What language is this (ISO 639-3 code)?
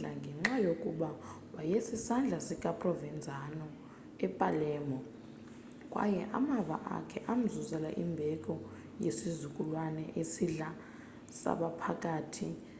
xho